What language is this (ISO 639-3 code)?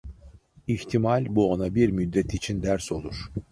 tur